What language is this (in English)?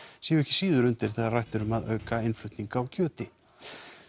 Icelandic